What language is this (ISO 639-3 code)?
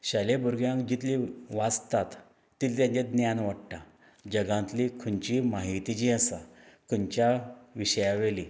kok